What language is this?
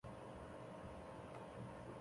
Chinese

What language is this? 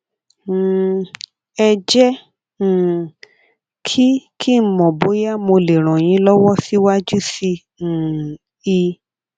Yoruba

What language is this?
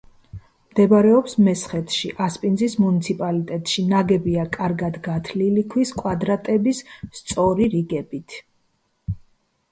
Georgian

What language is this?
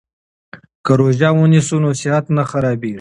Pashto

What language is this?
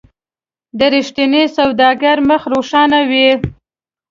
Pashto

